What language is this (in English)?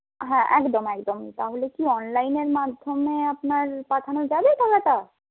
Bangla